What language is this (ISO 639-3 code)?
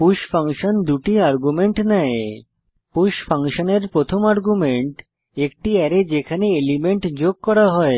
ben